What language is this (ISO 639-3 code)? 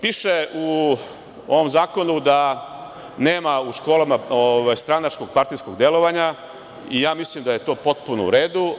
srp